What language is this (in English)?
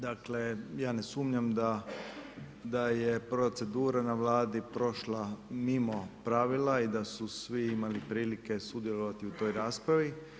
Croatian